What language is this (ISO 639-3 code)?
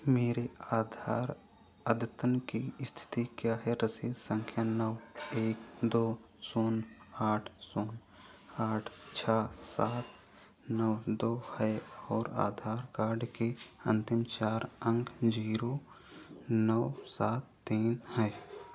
hin